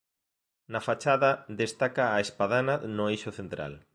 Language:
Galician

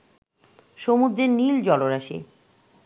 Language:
Bangla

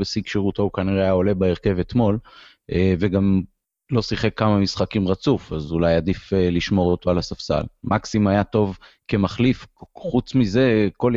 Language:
Hebrew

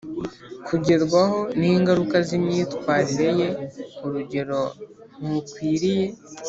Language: Kinyarwanda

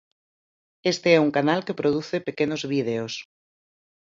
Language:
Galician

